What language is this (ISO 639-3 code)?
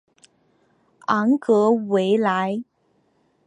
zho